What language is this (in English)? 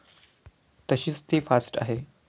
Marathi